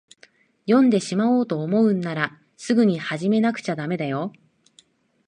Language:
Japanese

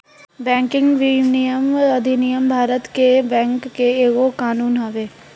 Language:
Bhojpuri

